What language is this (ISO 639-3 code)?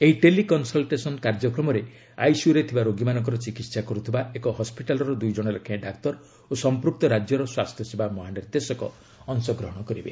ori